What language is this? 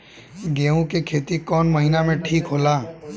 Bhojpuri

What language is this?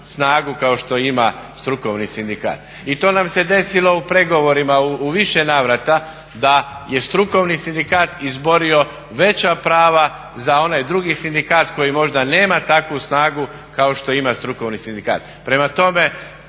Croatian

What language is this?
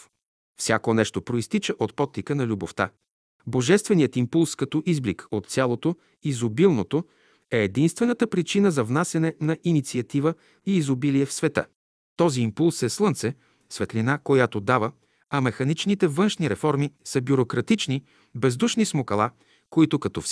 Bulgarian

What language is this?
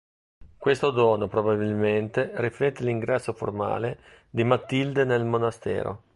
Italian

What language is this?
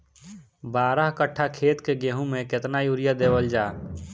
Bhojpuri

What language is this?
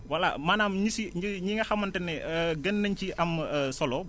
Wolof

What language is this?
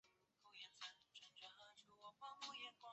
Chinese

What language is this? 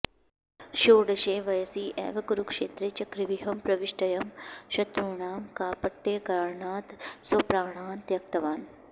Sanskrit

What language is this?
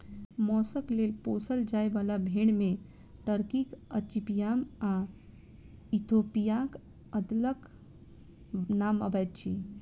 Maithili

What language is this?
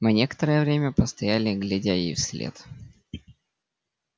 Russian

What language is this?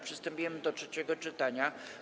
Polish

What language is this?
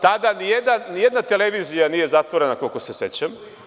Serbian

